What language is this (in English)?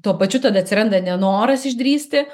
Lithuanian